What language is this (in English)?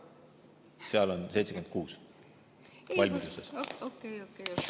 Estonian